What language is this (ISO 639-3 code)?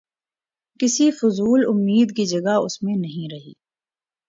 urd